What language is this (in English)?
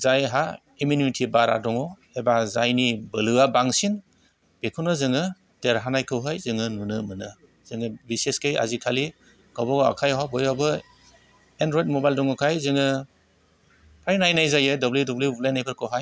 Bodo